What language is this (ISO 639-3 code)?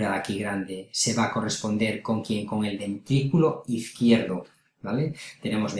spa